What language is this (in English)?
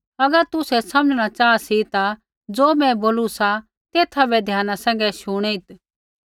Kullu Pahari